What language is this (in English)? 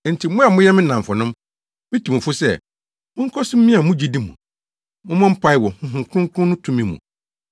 Akan